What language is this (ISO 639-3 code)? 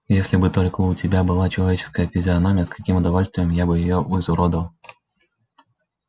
rus